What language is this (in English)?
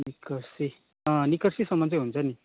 Nepali